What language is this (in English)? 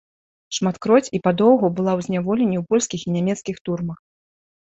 Belarusian